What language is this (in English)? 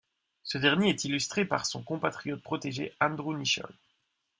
French